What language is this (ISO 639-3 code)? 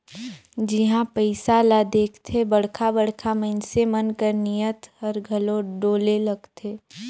hne